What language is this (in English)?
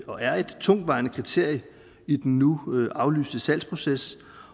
Danish